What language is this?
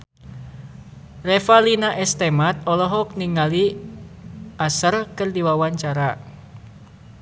Sundanese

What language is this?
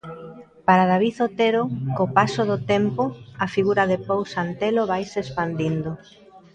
Galician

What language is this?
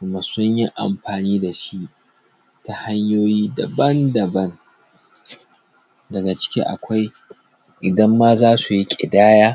Hausa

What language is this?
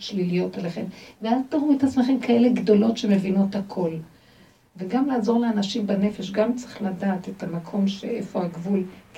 Hebrew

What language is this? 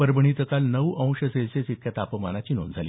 Marathi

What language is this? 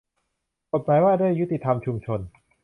Thai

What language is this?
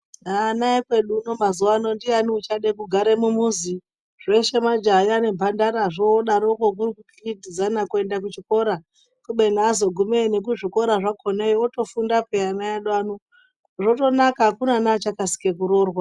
Ndau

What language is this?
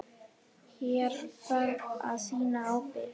Icelandic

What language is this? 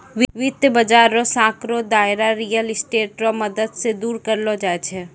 Maithili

